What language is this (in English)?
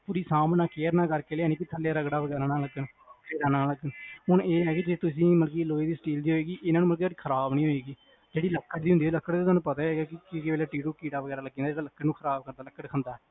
Punjabi